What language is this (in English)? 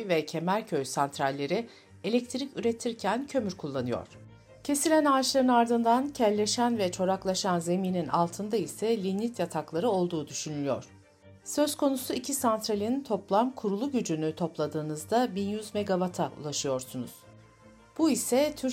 Turkish